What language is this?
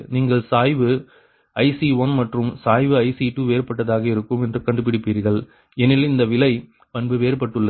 Tamil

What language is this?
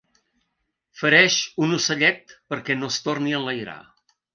Catalan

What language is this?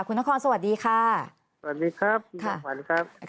Thai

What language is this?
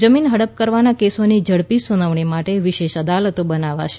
Gujarati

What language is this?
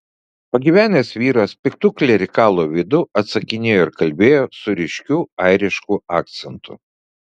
Lithuanian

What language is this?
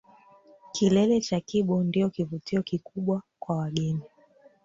Swahili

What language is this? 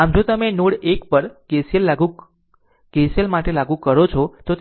Gujarati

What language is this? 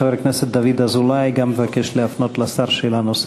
Hebrew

